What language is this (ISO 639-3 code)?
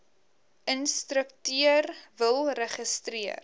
afr